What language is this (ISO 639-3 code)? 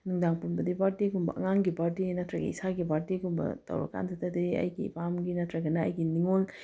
mni